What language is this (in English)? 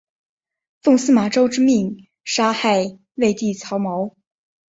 Chinese